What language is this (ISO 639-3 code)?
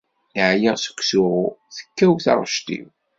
kab